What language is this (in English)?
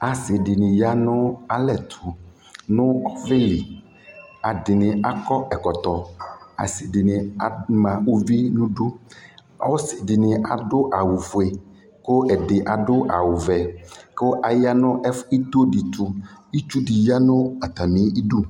Ikposo